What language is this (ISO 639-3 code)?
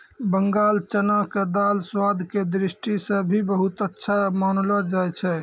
mai